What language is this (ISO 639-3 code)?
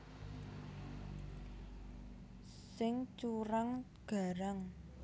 jav